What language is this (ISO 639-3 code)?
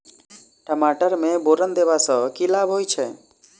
mai